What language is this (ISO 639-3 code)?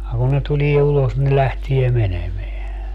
fin